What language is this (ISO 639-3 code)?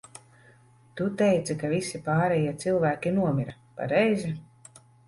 lav